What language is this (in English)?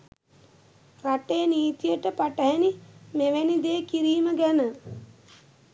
Sinhala